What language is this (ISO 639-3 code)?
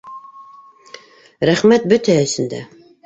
bak